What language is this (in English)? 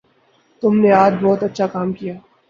Urdu